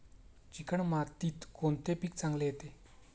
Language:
Marathi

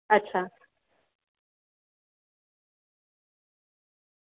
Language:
Gujarati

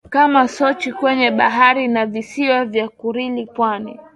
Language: Swahili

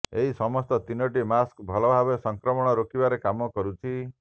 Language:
Odia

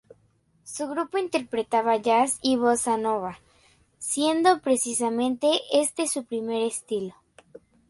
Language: Spanish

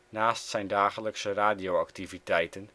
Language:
Dutch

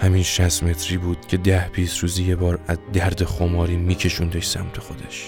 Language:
Persian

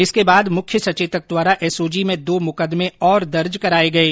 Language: Hindi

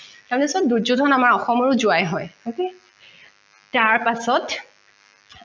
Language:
Assamese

